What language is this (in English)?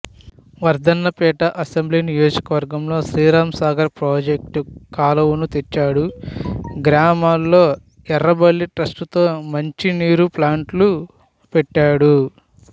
Telugu